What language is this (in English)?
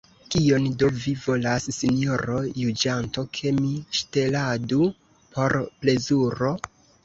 Esperanto